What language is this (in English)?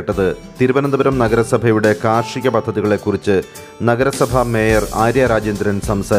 Malayalam